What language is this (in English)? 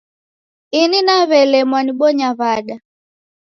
Taita